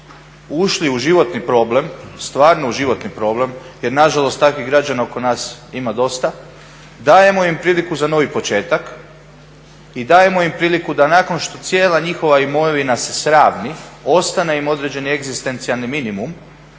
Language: Croatian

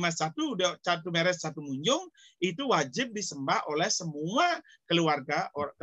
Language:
Indonesian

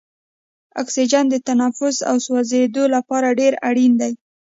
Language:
Pashto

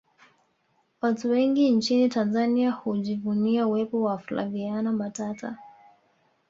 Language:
Swahili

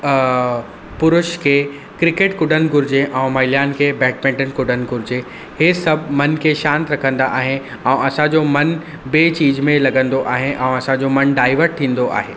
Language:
Sindhi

